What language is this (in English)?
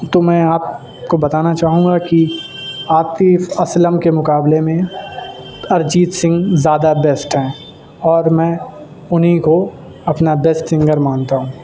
Urdu